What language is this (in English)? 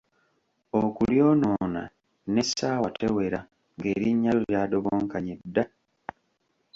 Ganda